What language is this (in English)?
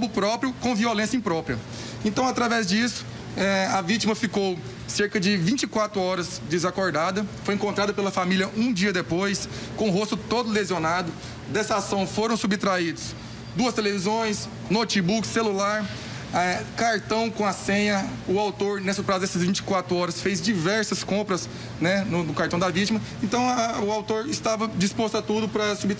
Portuguese